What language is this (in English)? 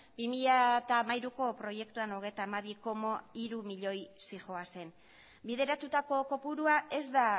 Basque